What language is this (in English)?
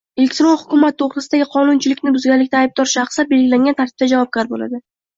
Uzbek